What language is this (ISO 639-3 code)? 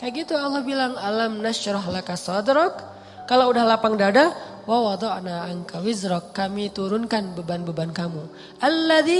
ind